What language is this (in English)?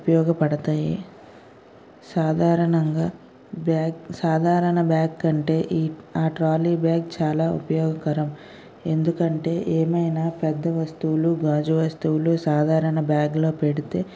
Telugu